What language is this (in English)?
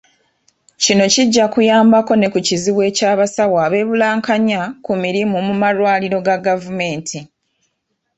Ganda